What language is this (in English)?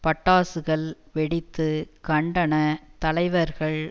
Tamil